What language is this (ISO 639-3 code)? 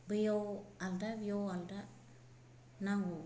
brx